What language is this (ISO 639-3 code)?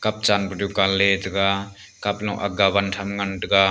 nnp